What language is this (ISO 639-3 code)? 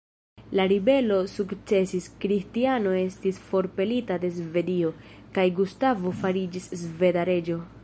epo